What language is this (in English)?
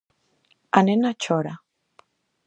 Galician